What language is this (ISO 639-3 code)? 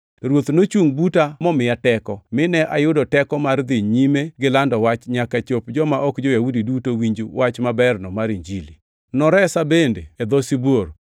luo